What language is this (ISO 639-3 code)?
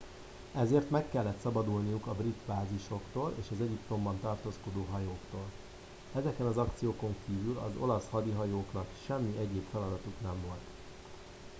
hun